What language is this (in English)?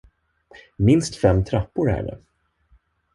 Swedish